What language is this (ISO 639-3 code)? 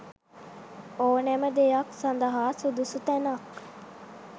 sin